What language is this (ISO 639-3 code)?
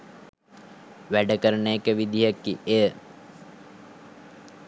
sin